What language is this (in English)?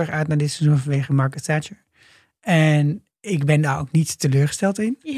Dutch